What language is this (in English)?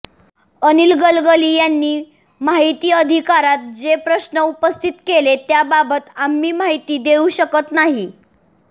Marathi